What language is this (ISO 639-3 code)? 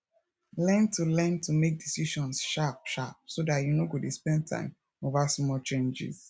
pcm